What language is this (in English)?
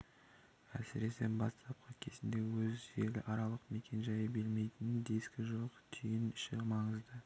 Kazakh